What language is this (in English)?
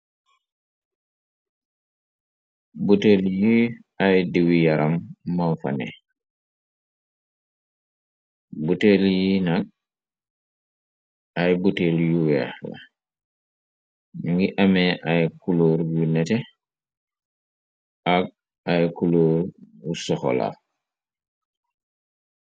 Wolof